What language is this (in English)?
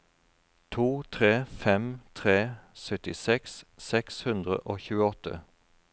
Norwegian